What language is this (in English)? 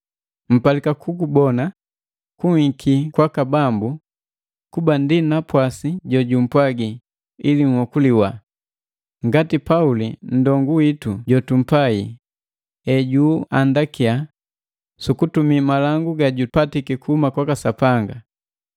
Matengo